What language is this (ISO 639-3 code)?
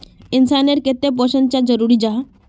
mag